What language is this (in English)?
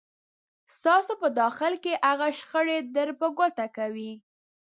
Pashto